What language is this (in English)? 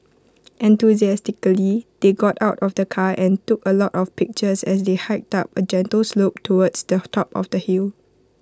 English